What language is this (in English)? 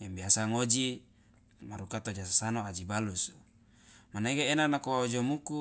Loloda